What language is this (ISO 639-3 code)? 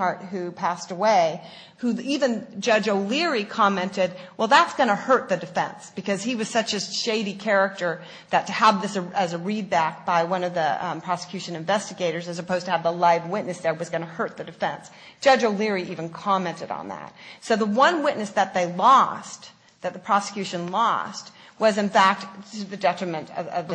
eng